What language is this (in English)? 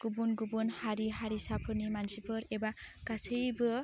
Bodo